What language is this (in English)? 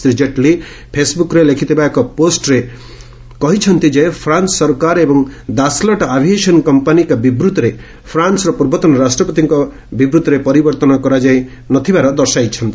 Odia